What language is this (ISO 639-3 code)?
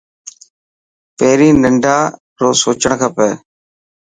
mki